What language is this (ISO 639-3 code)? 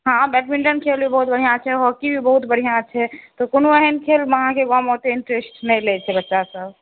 mai